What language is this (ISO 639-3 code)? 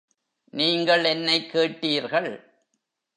tam